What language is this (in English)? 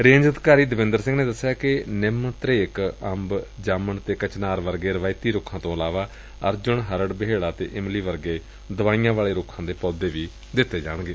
Punjabi